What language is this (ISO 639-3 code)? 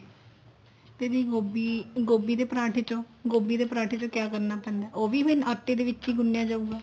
pan